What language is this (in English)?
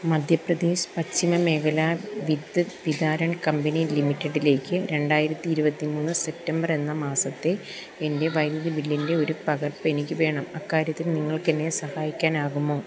Malayalam